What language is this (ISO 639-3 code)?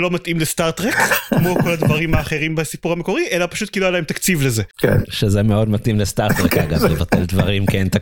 heb